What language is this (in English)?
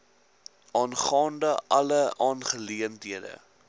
Afrikaans